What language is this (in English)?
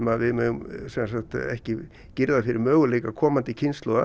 Icelandic